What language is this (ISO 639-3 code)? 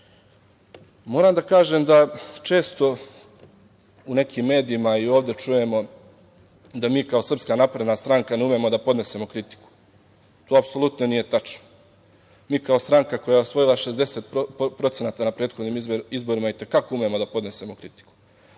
srp